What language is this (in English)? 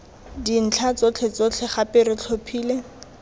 Tswana